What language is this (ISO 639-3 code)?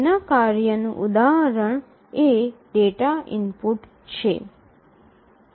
guj